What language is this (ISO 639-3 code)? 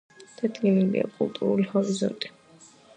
kat